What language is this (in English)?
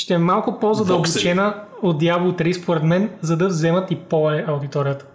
Bulgarian